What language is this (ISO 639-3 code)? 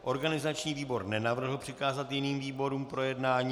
ces